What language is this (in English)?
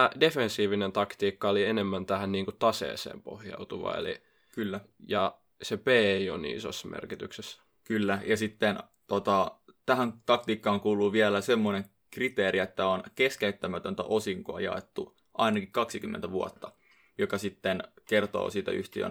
Finnish